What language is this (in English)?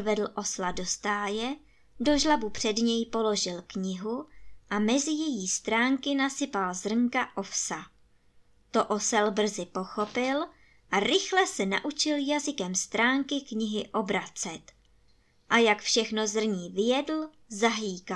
Czech